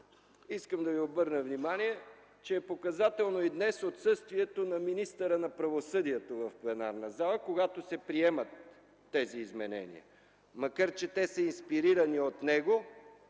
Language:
Bulgarian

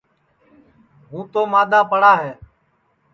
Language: Sansi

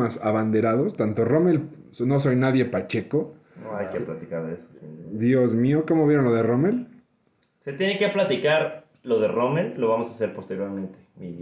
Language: Spanish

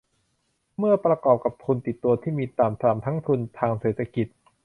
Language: Thai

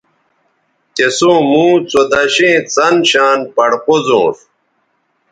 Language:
Bateri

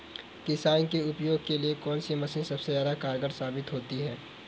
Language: Hindi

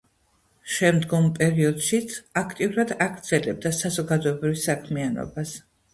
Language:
Georgian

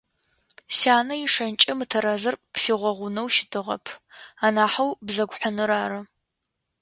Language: Adyghe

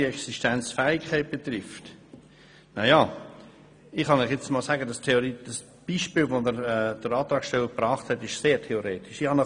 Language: Swiss German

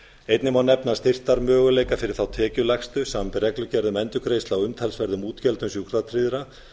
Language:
Icelandic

